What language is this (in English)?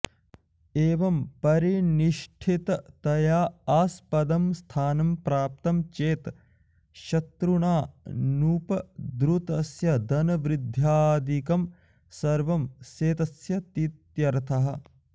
Sanskrit